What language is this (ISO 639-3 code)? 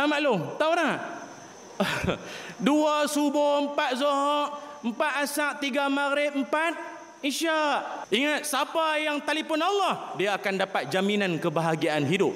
msa